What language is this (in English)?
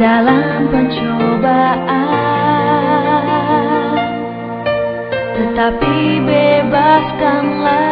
Indonesian